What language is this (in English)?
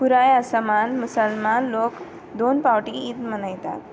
Konkani